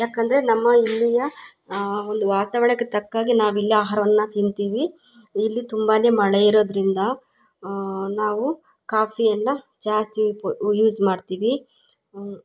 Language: Kannada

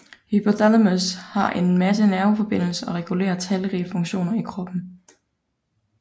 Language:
Danish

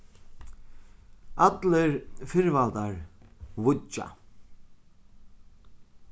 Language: Faroese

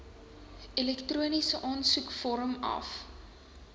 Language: Afrikaans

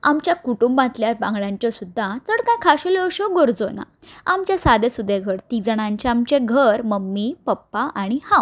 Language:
Konkani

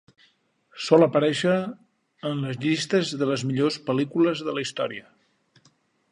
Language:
Catalan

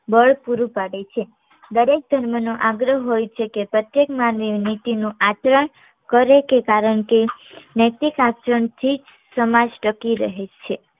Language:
Gujarati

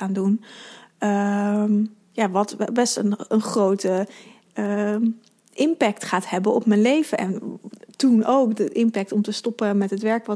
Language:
Dutch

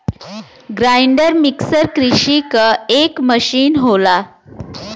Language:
Bhojpuri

